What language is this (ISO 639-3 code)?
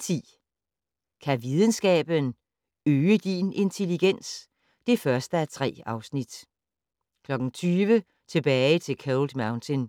dan